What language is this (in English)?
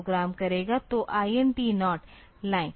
Hindi